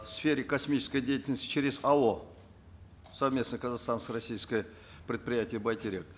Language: Kazakh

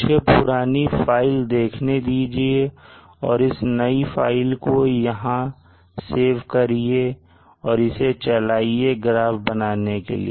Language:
Hindi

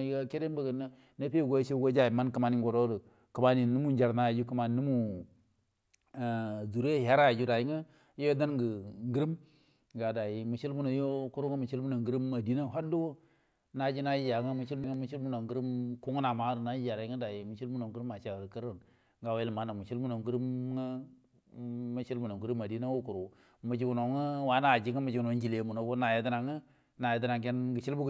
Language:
Buduma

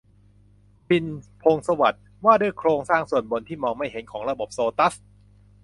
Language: Thai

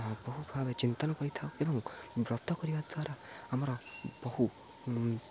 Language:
Odia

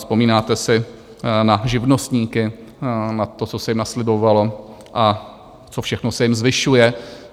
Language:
Czech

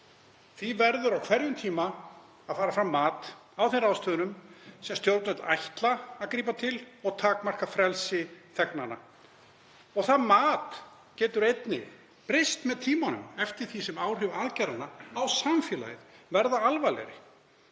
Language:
Icelandic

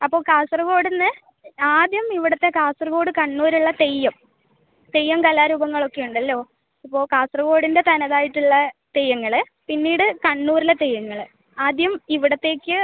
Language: Malayalam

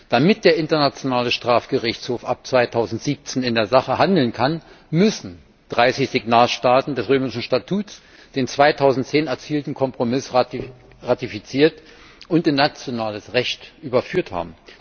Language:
German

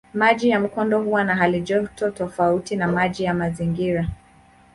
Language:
Swahili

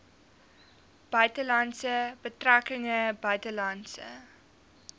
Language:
Afrikaans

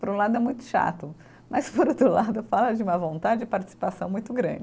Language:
Portuguese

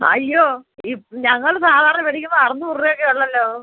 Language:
Malayalam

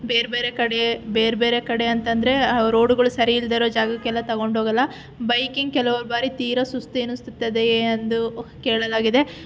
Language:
Kannada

